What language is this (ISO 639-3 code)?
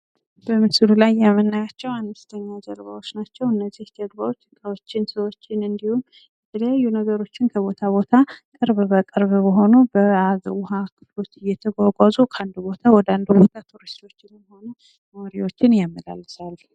amh